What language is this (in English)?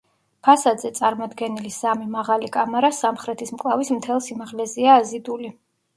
Georgian